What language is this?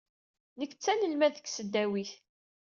Kabyle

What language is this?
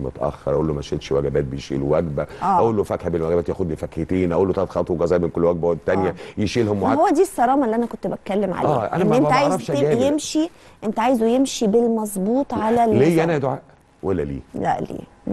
Arabic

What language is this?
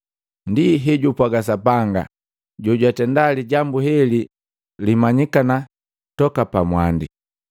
Matengo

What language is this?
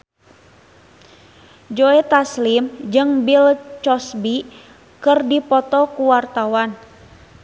Sundanese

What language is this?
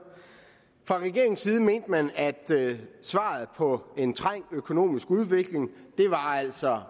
Danish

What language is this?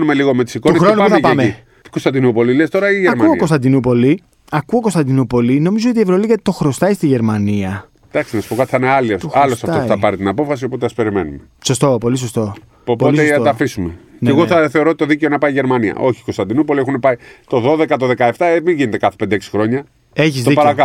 Greek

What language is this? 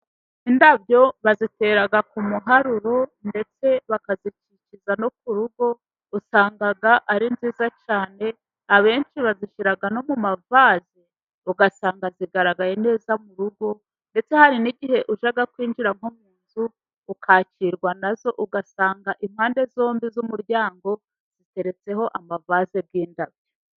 Kinyarwanda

